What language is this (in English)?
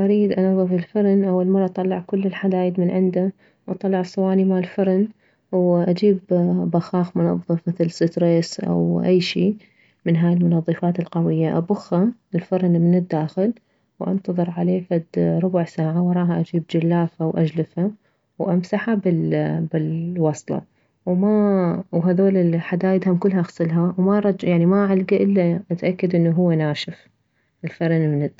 Mesopotamian Arabic